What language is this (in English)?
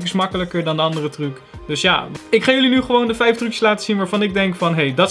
Dutch